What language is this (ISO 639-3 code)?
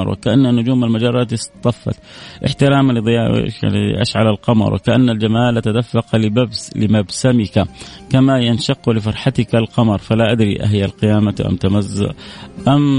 ara